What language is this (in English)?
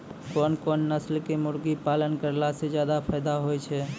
Maithili